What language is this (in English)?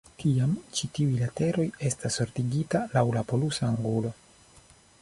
Esperanto